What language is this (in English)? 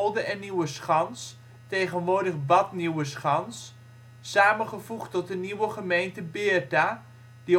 Dutch